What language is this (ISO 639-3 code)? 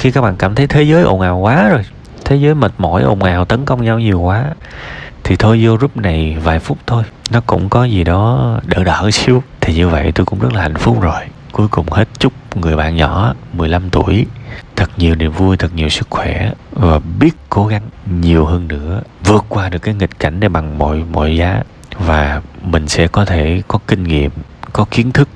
vie